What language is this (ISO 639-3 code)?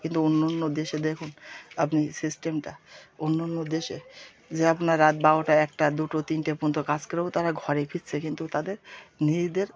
ben